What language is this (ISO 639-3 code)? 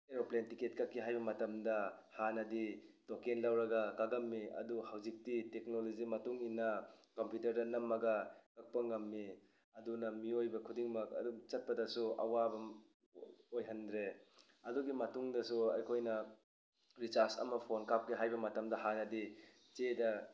mni